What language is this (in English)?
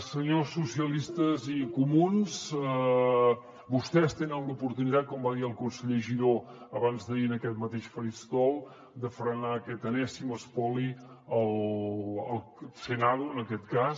Catalan